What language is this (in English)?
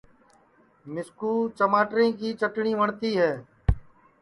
Sansi